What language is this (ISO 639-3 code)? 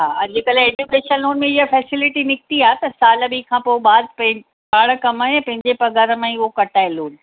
snd